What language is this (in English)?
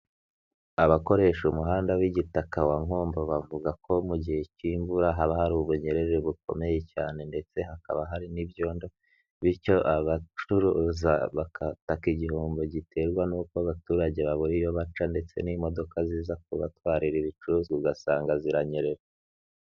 Kinyarwanda